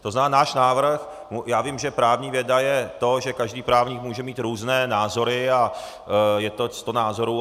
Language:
Czech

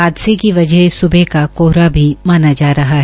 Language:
Hindi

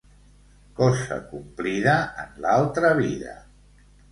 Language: Catalan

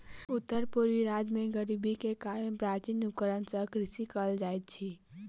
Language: Maithili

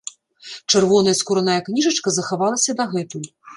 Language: Belarusian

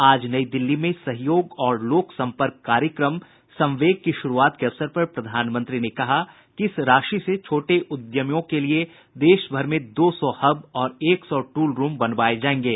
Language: Hindi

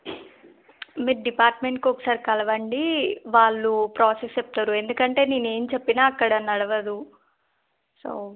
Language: Telugu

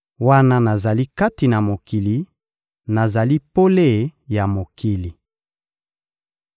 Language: Lingala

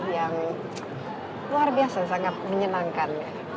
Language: Indonesian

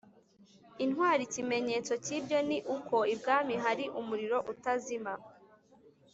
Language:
Kinyarwanda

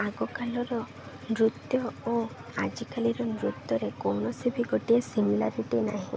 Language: Odia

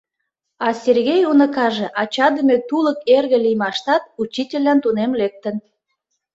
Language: Mari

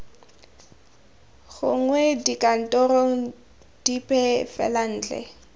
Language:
Tswana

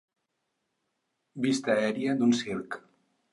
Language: Catalan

